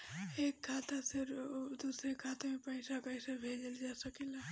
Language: Bhojpuri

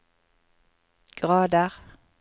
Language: Norwegian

